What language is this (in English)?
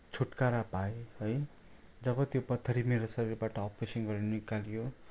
Nepali